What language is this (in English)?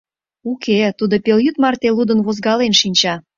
Mari